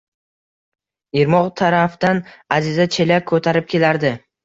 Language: Uzbek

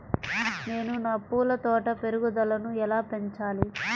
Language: Telugu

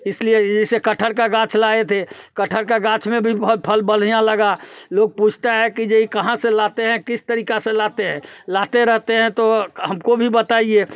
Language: Hindi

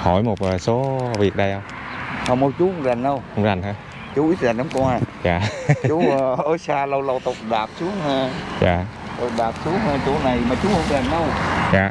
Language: Vietnamese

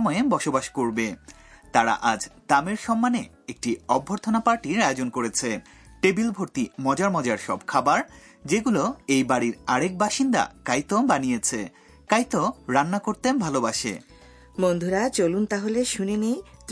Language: Bangla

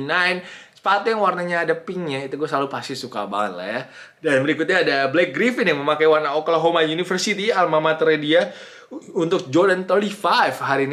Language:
Indonesian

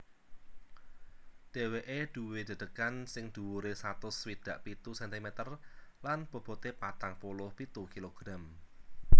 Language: Javanese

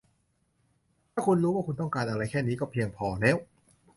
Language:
Thai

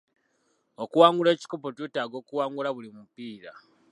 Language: Ganda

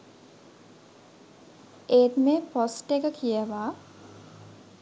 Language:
Sinhala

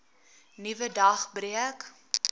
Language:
Afrikaans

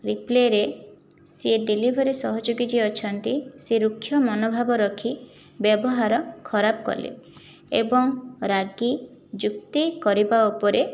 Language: Odia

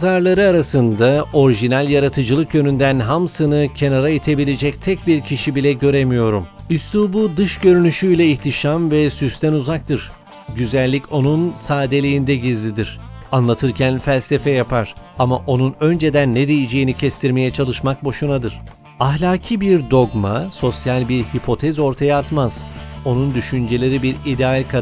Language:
Turkish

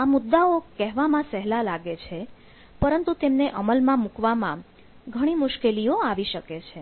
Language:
Gujarati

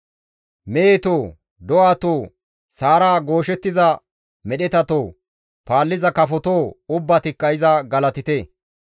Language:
Gamo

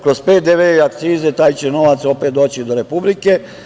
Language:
Serbian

